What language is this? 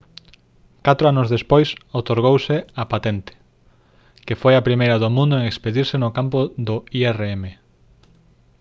Galician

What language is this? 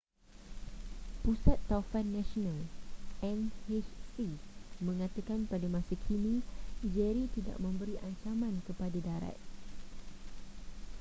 Malay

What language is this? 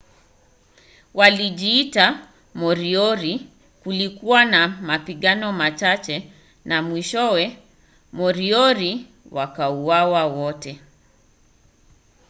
Swahili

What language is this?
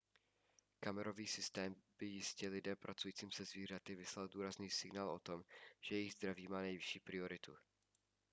Czech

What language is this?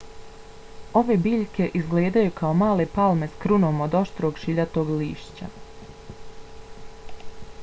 Bosnian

